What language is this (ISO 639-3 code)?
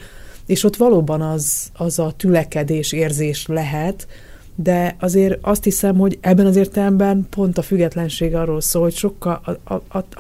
hun